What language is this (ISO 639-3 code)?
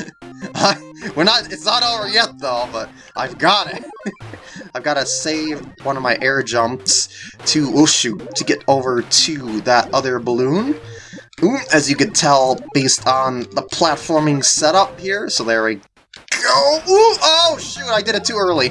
eng